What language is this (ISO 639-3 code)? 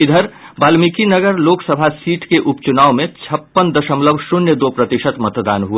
hin